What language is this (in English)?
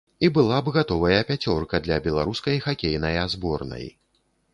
Belarusian